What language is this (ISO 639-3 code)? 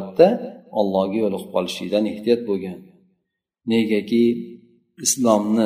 bul